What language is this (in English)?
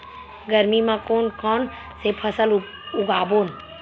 Chhattisgarhi